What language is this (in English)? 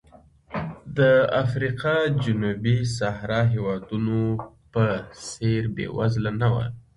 Pashto